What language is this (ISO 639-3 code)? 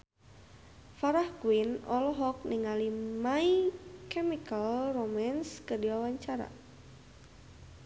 sun